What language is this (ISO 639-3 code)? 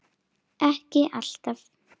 isl